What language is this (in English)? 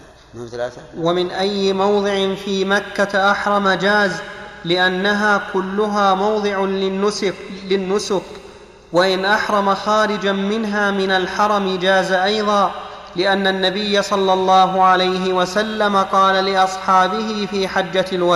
Arabic